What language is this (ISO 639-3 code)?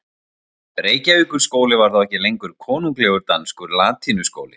isl